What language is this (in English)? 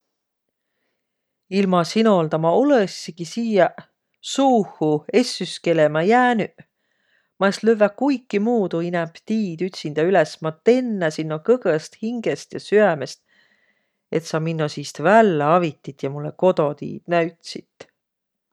Võro